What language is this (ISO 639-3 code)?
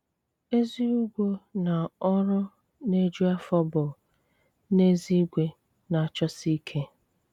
ibo